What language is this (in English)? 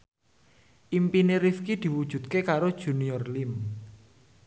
Javanese